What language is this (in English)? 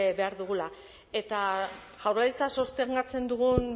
Basque